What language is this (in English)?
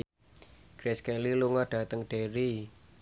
Javanese